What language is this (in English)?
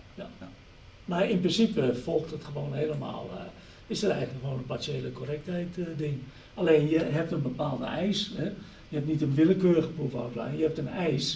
Dutch